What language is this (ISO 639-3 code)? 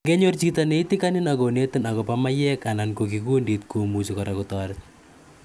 kln